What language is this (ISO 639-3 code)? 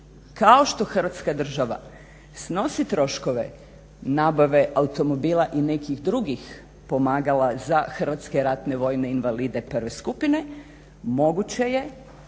hrv